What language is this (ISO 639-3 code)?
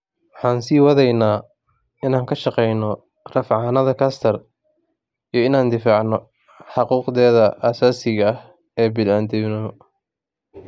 som